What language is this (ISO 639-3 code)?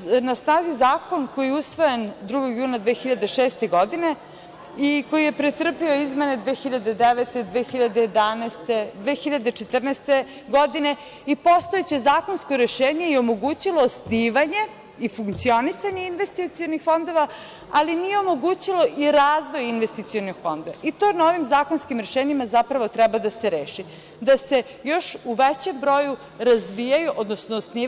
srp